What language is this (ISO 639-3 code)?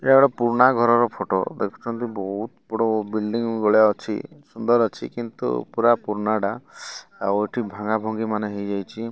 ori